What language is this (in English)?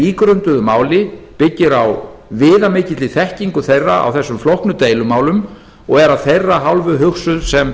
Icelandic